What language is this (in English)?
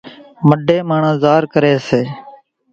Kachi Koli